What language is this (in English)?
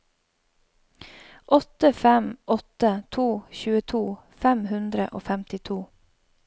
Norwegian